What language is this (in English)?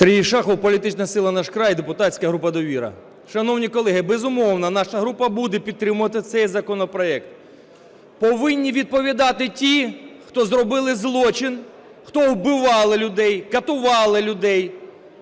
Ukrainian